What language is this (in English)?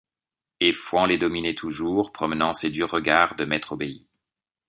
French